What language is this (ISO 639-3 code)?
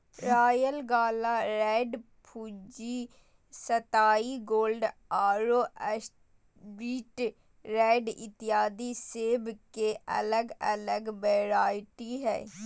mag